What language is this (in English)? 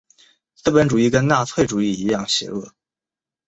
Chinese